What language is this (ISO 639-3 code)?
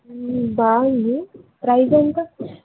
tel